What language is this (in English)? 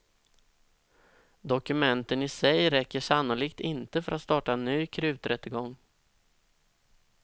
Swedish